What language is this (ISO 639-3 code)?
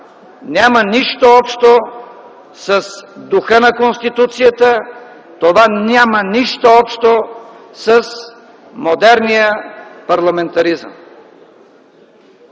bul